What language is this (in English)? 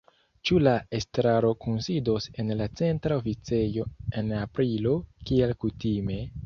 Esperanto